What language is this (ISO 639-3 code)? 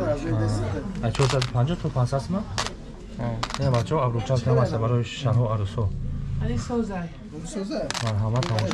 tur